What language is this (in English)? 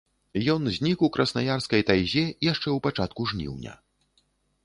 Belarusian